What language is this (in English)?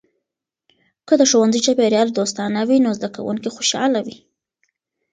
Pashto